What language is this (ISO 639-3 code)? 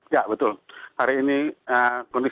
ind